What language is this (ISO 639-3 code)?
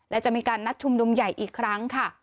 tha